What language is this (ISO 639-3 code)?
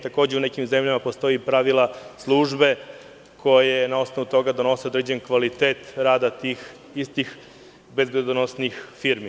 srp